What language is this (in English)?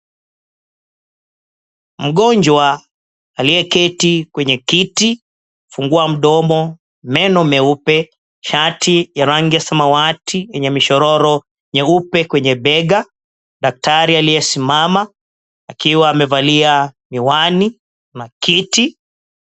Swahili